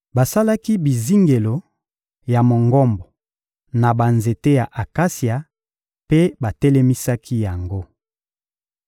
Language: Lingala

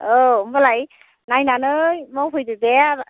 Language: Bodo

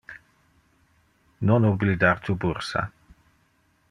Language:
Interlingua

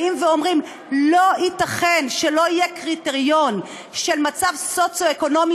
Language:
Hebrew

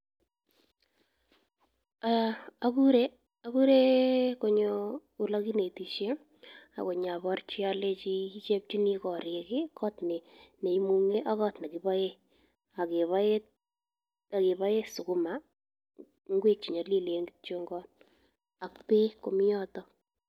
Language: Kalenjin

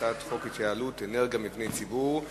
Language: Hebrew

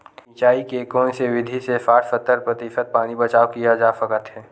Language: Chhattisgarhi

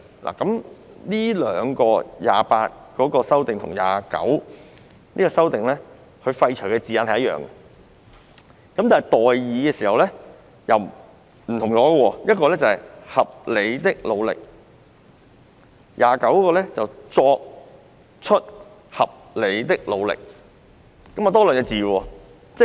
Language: Cantonese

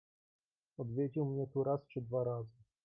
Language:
Polish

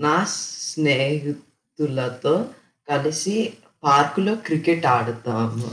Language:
Telugu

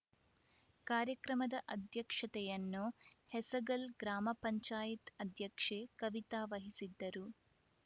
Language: Kannada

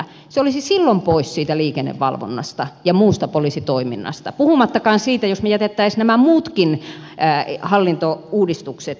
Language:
Finnish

